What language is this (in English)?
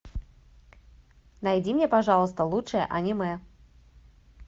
Russian